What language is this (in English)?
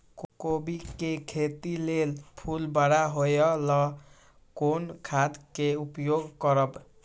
Maithili